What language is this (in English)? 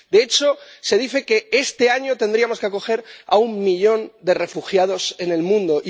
Spanish